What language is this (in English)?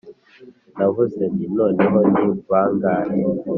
Kinyarwanda